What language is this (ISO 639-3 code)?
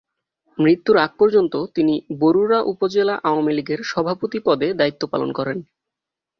ben